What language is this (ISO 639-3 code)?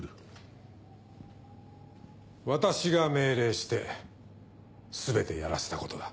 jpn